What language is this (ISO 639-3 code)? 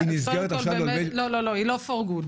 heb